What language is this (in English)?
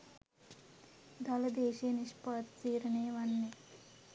Sinhala